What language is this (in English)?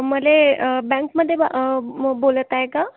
Marathi